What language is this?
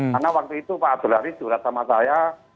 Indonesian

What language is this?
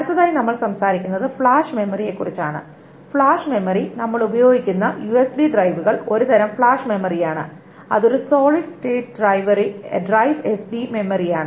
Malayalam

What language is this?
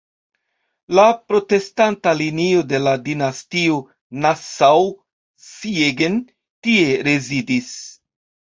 Esperanto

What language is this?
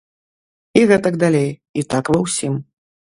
Belarusian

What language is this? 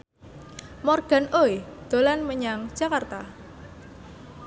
Javanese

